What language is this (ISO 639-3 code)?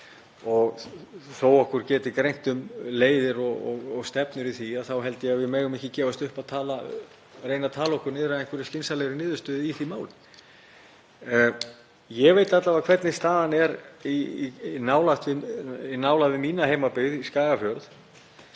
isl